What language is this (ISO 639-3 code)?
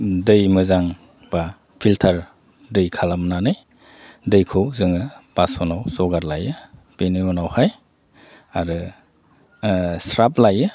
brx